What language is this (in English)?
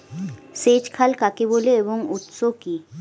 Bangla